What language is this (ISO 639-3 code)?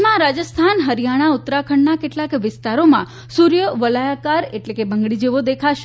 guj